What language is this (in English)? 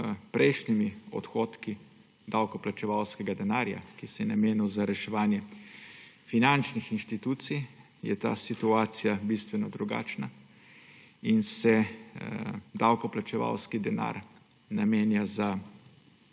Slovenian